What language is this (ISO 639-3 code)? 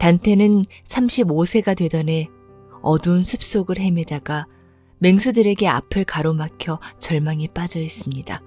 kor